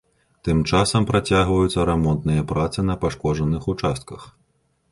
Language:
Belarusian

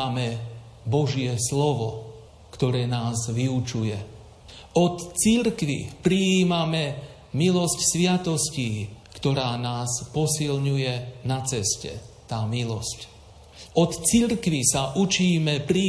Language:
Slovak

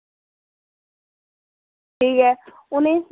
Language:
Dogri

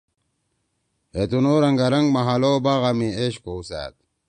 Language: Torwali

